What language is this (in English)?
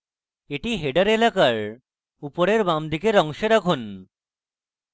Bangla